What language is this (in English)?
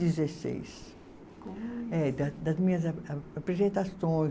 Portuguese